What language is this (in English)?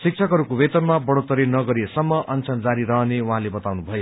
Nepali